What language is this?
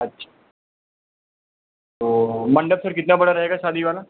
Hindi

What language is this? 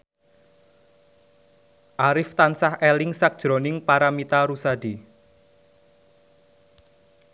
Javanese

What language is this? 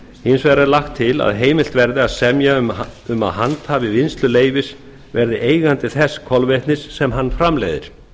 Icelandic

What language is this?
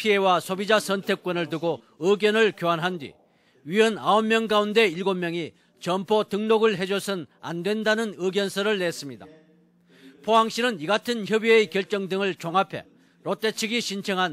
Korean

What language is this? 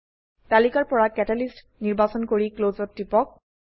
Assamese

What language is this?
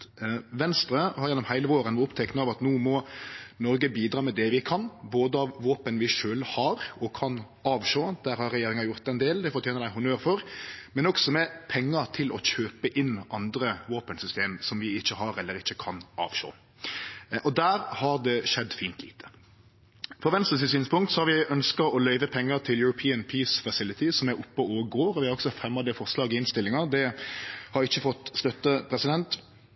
Norwegian Nynorsk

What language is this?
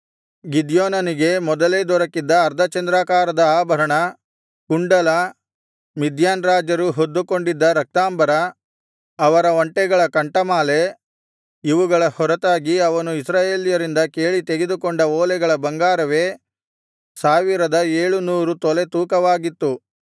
Kannada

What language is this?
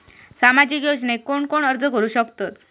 Marathi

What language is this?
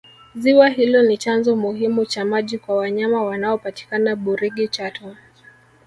Swahili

